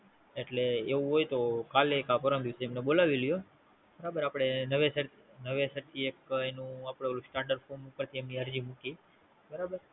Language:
Gujarati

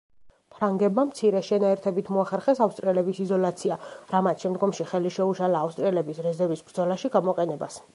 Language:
Georgian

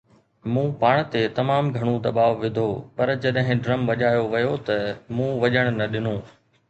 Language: Sindhi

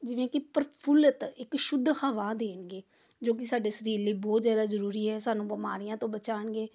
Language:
Punjabi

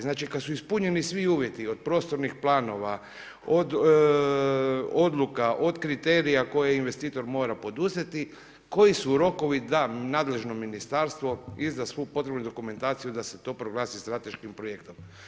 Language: Croatian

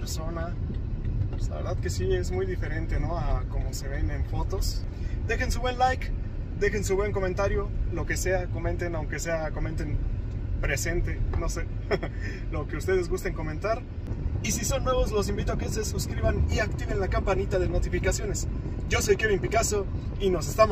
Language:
Spanish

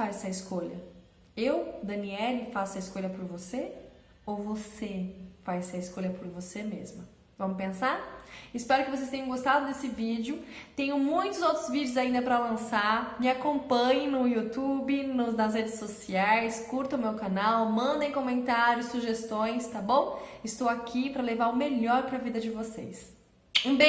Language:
Portuguese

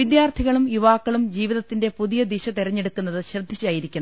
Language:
Malayalam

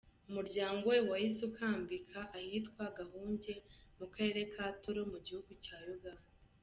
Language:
Kinyarwanda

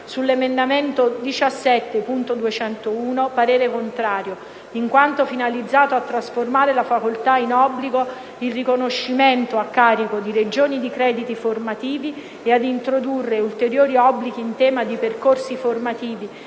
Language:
Italian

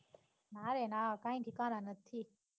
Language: Gujarati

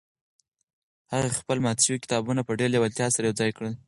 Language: Pashto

